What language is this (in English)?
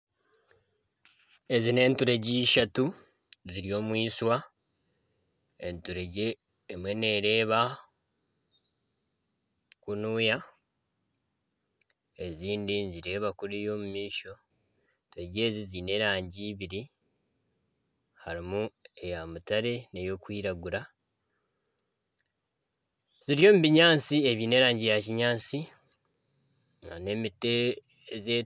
Nyankole